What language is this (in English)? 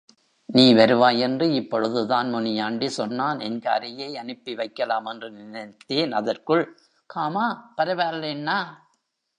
Tamil